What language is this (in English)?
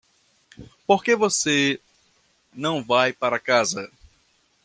Portuguese